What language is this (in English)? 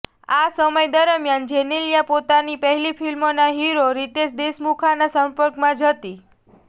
Gujarati